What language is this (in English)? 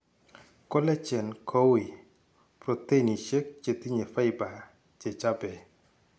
Kalenjin